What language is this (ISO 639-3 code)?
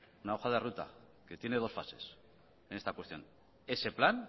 spa